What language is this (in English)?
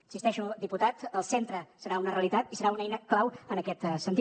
Catalan